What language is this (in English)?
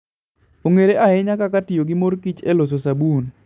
Luo (Kenya and Tanzania)